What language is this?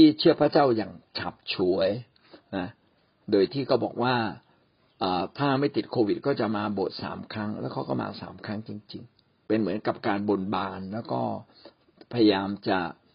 Thai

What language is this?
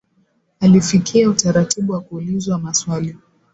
Swahili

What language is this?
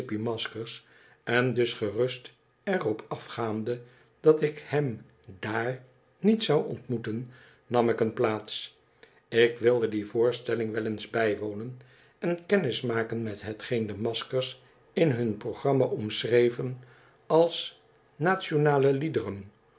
Dutch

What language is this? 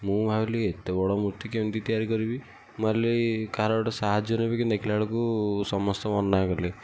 Odia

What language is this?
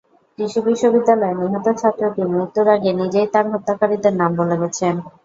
Bangla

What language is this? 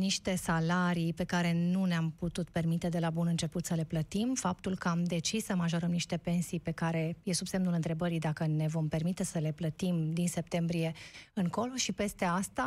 Romanian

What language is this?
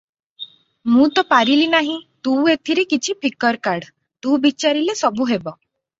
Odia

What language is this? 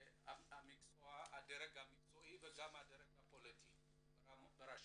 Hebrew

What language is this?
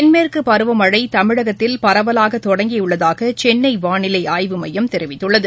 Tamil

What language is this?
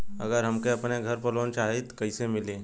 Bhojpuri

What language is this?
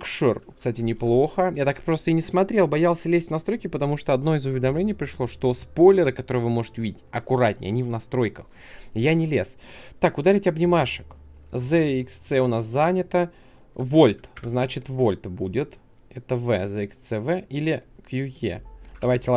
Russian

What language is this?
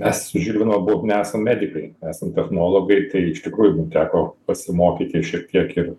Lithuanian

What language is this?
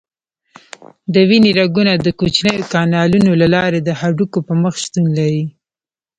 Pashto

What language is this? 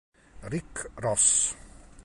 Italian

